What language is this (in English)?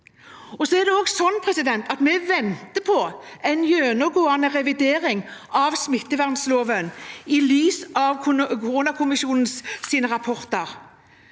Norwegian